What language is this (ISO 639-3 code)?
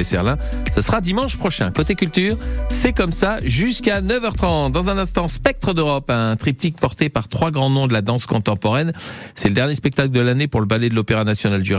fra